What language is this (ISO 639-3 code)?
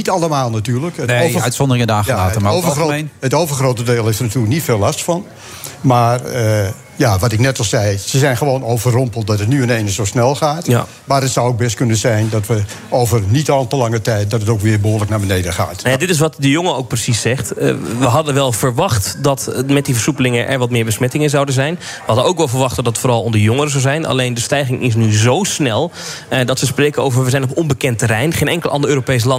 nld